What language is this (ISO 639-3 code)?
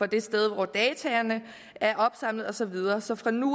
dan